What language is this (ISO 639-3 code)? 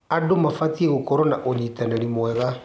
kik